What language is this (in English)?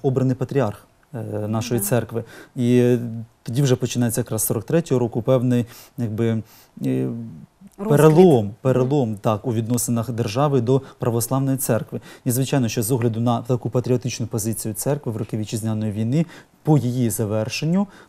Ukrainian